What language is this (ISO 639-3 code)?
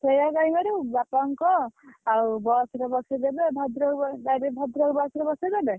ori